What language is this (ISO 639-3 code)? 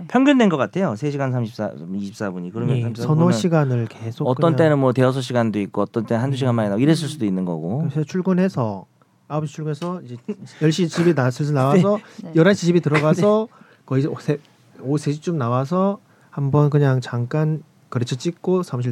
kor